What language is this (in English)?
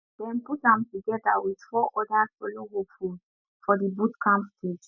Nigerian Pidgin